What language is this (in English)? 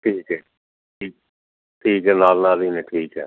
Punjabi